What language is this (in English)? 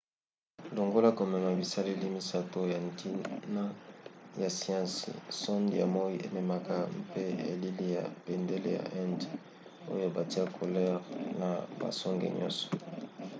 Lingala